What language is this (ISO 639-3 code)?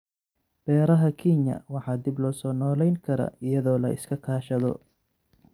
som